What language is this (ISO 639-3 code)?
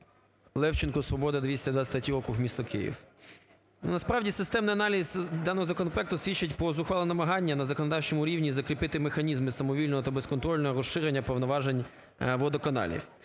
ukr